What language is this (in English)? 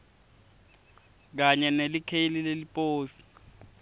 Swati